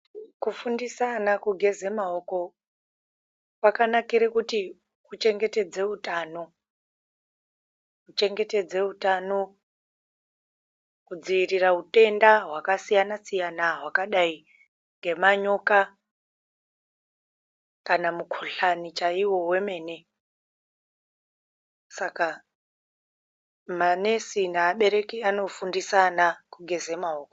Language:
Ndau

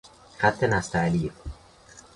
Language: Persian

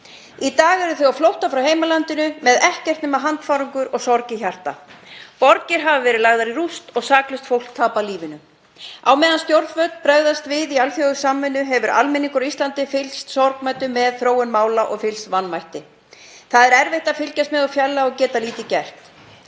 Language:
Icelandic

